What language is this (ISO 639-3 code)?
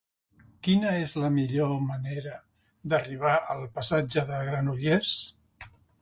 cat